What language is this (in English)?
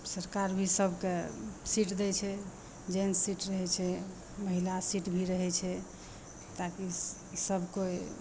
Maithili